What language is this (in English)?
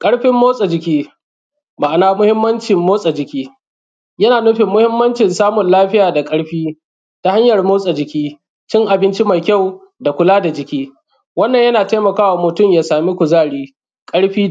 Hausa